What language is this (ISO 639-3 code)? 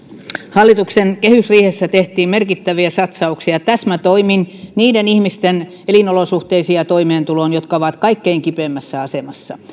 fin